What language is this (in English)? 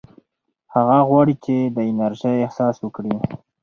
Pashto